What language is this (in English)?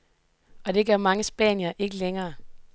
Danish